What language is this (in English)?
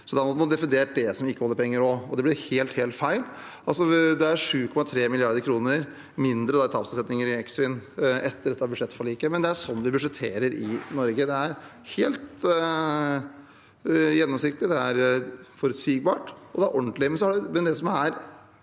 Norwegian